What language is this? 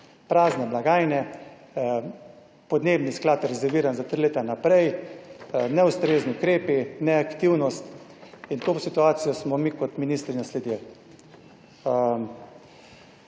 Slovenian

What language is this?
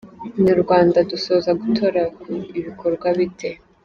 Kinyarwanda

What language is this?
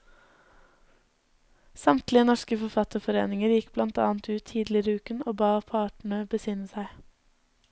Norwegian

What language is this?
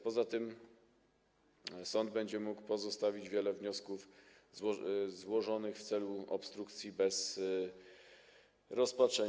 Polish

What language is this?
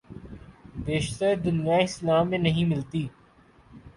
Urdu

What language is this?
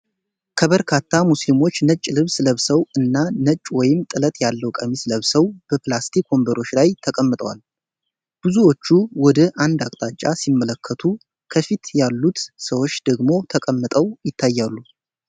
Amharic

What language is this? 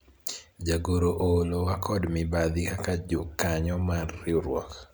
Luo (Kenya and Tanzania)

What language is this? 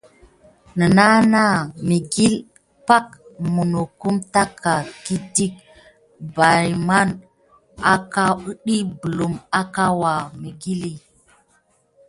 Gidar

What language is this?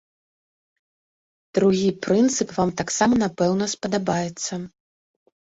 Belarusian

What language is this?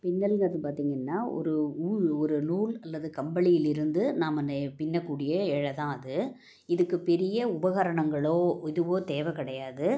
Tamil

